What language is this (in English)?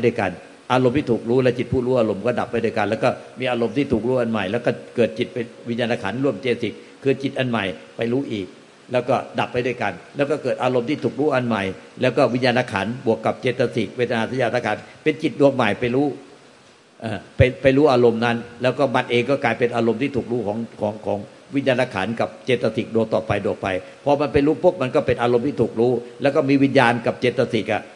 Thai